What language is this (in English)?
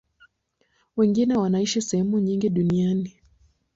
Swahili